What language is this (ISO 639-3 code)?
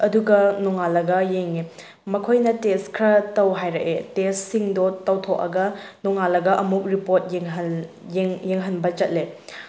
mni